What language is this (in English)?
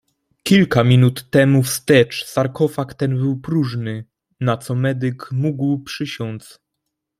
Polish